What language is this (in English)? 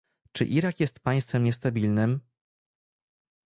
Polish